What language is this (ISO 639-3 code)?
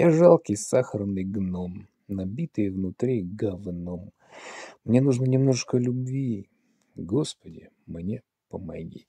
rus